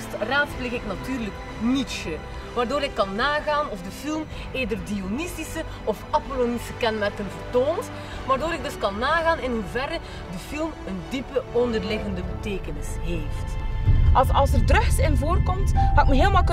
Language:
Dutch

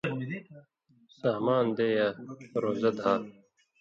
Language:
Indus Kohistani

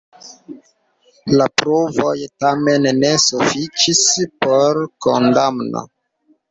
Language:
Esperanto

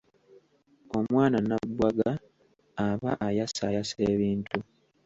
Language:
Ganda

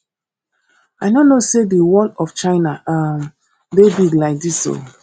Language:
Nigerian Pidgin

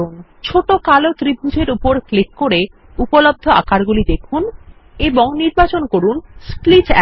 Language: Bangla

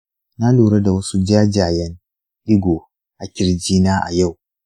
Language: Hausa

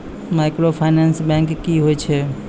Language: Maithili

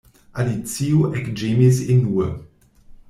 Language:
Esperanto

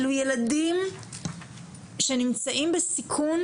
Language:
Hebrew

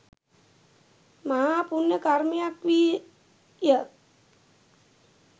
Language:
Sinhala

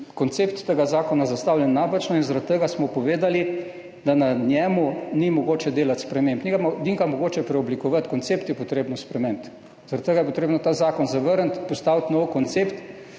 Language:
Slovenian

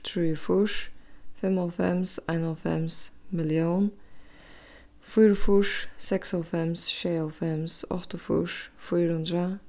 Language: Faroese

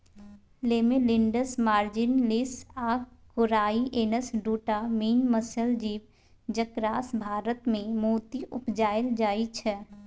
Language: Maithili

